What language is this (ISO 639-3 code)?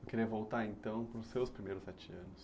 por